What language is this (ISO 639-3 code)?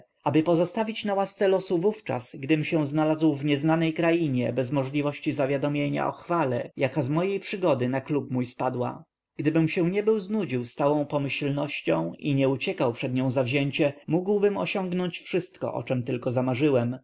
pol